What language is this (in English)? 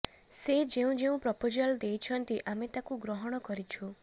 Odia